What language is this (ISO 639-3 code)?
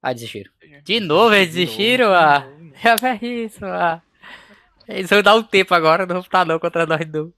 por